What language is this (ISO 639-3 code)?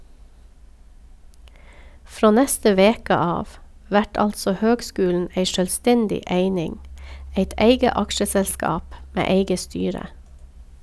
nor